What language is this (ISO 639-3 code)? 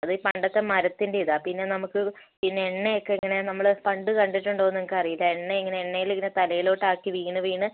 mal